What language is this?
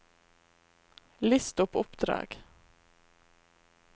Norwegian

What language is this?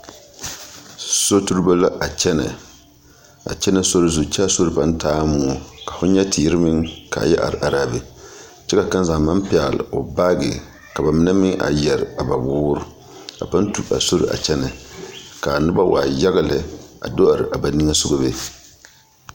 Southern Dagaare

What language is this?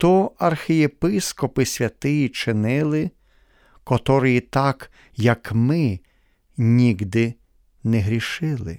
Ukrainian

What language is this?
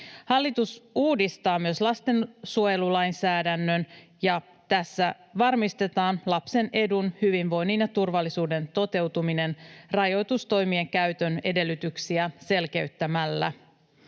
Finnish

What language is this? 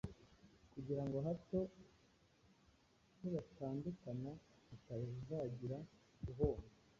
Kinyarwanda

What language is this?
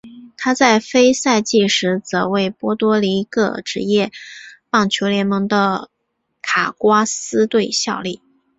Chinese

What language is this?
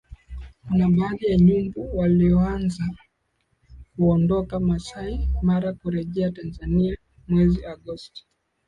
Swahili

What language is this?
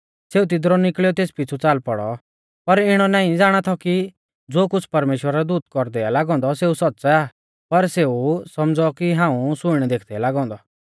Mahasu Pahari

